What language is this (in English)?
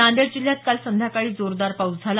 Marathi